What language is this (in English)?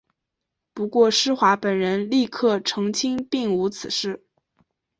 Chinese